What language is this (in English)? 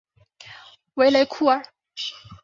Chinese